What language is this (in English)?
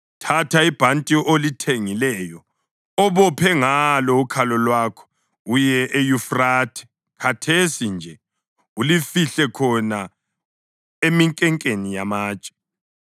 North Ndebele